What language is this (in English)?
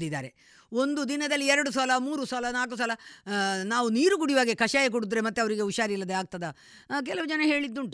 Kannada